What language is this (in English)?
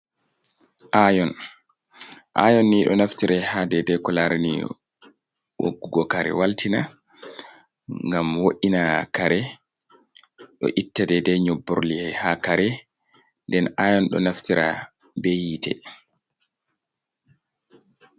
Fula